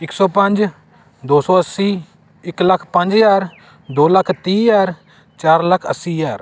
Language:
Punjabi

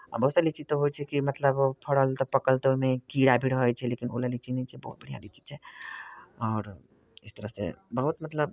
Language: Maithili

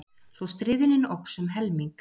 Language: Icelandic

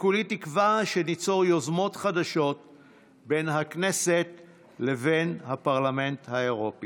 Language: Hebrew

